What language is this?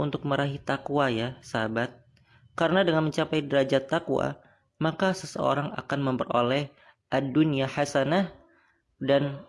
Indonesian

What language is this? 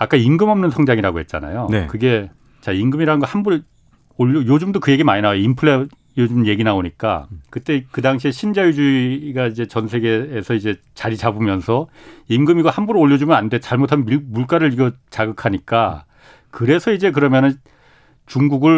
Korean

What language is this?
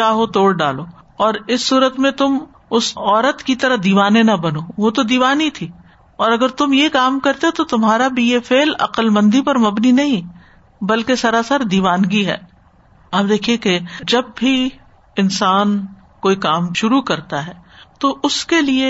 Urdu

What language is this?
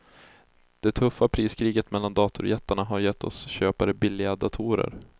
Swedish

